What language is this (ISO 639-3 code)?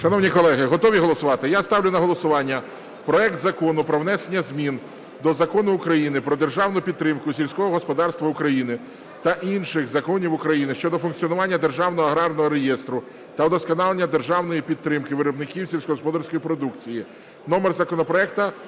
ukr